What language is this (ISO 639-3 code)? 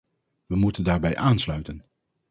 nld